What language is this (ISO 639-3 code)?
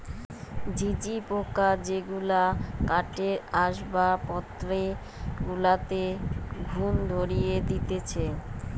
ben